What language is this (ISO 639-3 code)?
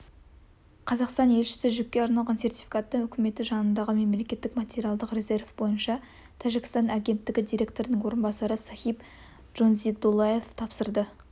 kaz